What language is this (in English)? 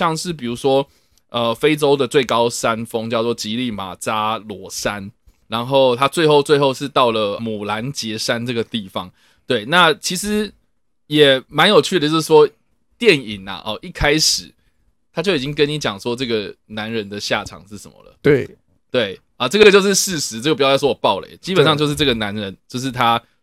Chinese